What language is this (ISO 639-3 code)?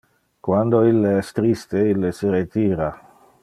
ina